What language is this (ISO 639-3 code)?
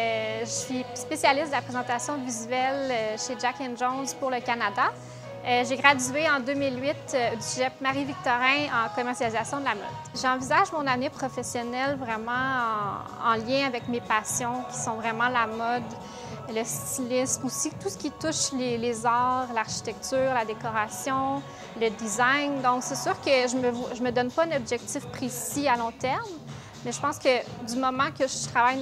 fra